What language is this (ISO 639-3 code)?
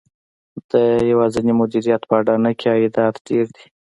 pus